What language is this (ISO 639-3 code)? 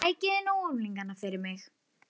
isl